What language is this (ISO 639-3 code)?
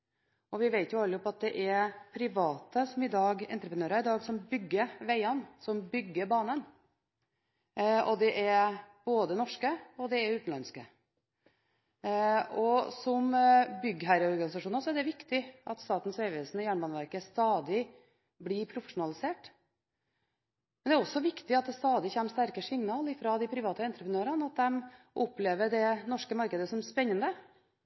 nob